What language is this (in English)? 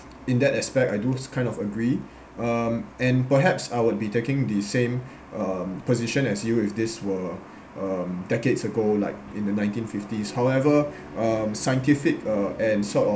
English